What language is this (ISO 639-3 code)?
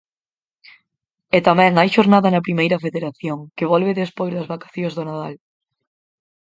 glg